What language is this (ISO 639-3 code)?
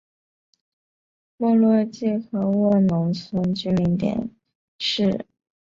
zho